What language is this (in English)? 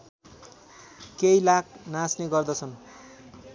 Nepali